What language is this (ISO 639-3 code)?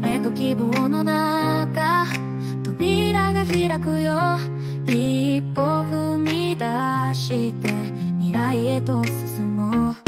jpn